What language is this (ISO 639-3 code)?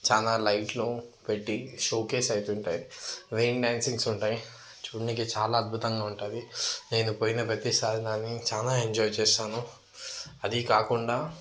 tel